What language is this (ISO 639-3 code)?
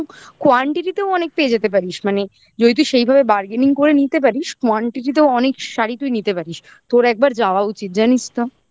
ben